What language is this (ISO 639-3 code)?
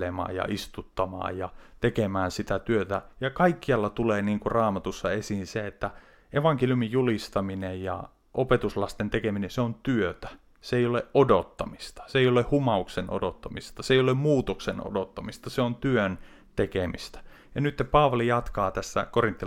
fin